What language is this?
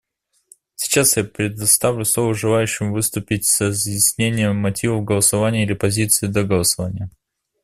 Russian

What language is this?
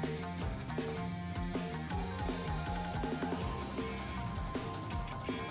Japanese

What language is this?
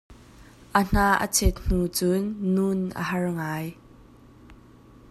Hakha Chin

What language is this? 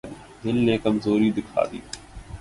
Urdu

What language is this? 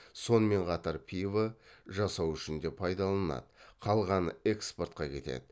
Kazakh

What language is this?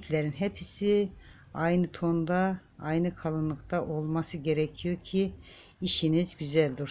Turkish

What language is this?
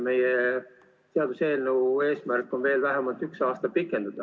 Estonian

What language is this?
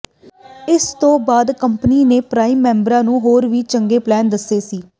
Punjabi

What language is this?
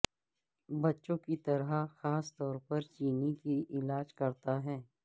Urdu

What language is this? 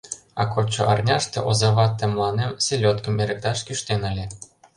Mari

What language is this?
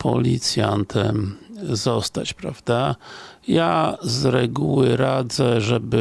Polish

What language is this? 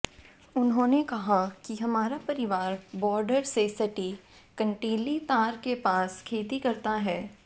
Hindi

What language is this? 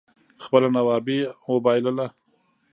Pashto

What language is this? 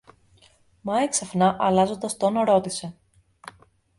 Greek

